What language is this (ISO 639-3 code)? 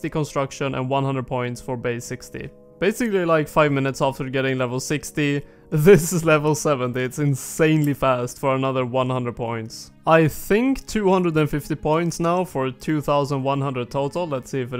eng